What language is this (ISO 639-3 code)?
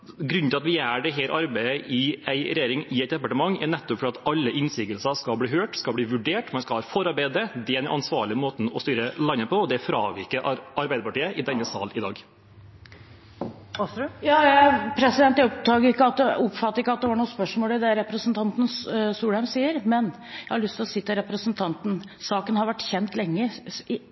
nob